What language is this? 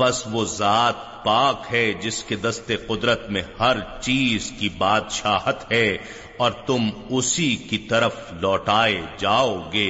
Urdu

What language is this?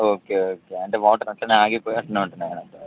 Telugu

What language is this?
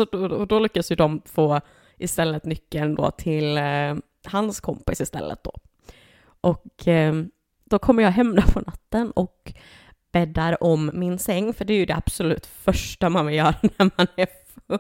Swedish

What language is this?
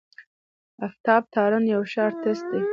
Pashto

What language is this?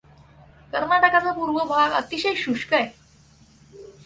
Marathi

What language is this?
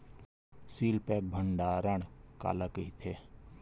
Chhattisgarhi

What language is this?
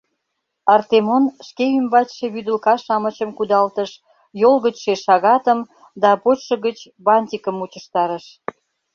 Mari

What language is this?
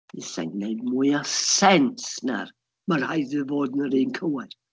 Welsh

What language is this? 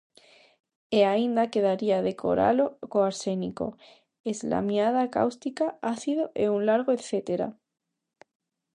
Galician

